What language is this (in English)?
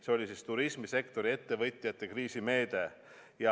Estonian